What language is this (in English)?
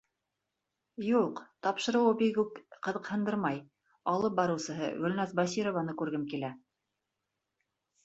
Bashkir